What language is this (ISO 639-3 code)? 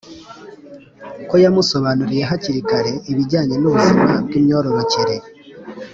kin